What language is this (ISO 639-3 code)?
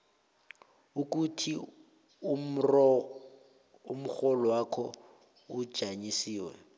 nbl